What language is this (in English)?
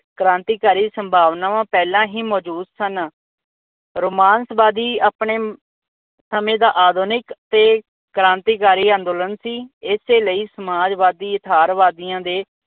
Punjabi